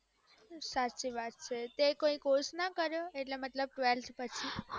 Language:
Gujarati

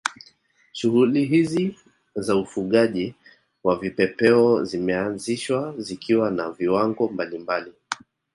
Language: Swahili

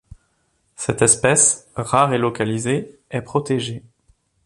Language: French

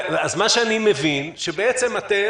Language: Hebrew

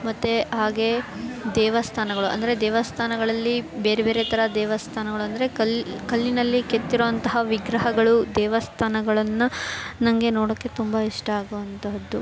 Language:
Kannada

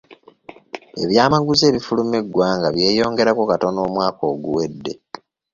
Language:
Ganda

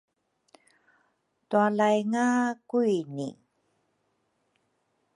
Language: Rukai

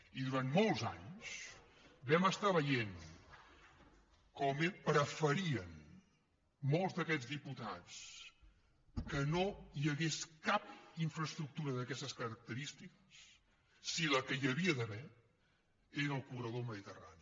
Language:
Catalan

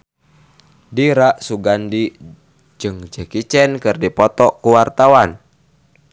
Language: Sundanese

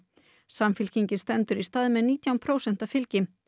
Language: Icelandic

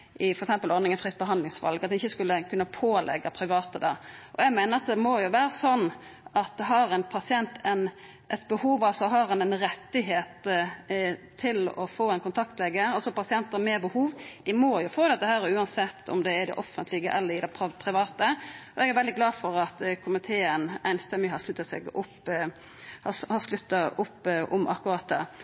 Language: Norwegian Nynorsk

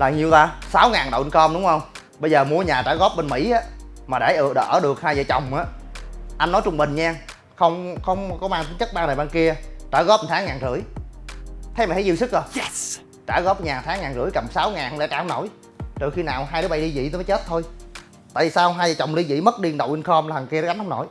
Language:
Vietnamese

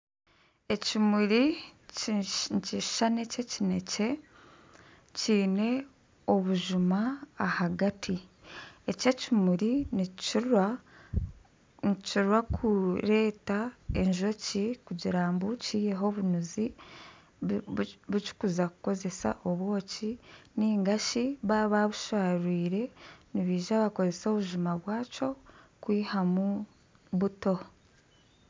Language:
Nyankole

